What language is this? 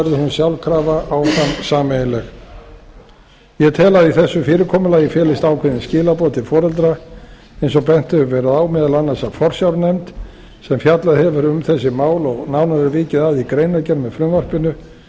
Icelandic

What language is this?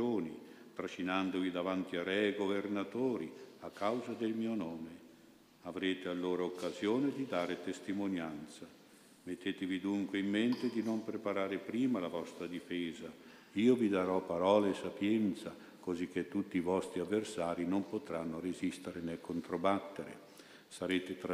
Italian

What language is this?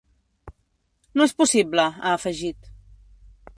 Catalan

